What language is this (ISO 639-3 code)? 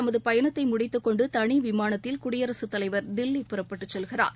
tam